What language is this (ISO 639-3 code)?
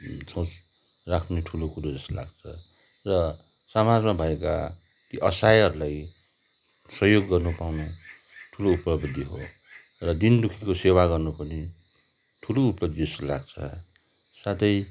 nep